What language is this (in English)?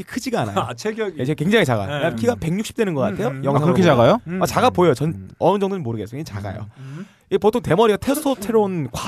Korean